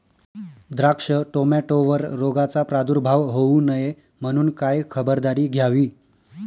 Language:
Marathi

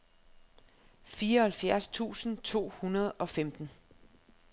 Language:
Danish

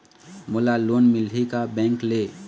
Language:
Chhattisgarhi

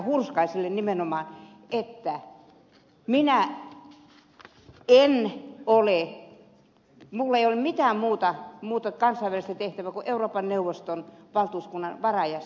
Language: Finnish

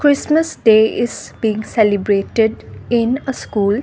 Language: English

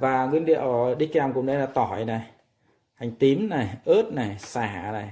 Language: Vietnamese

